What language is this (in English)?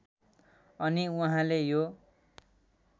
Nepali